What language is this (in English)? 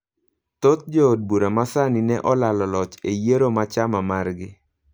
Luo (Kenya and Tanzania)